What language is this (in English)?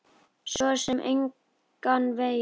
Icelandic